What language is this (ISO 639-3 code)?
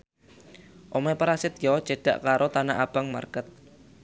jav